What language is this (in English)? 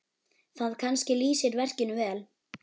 Icelandic